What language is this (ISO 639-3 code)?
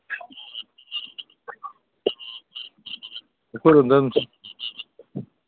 mni